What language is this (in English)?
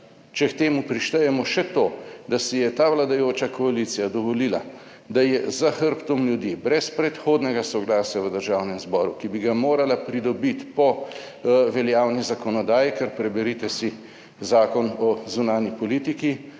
Slovenian